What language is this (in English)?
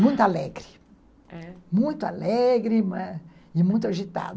Portuguese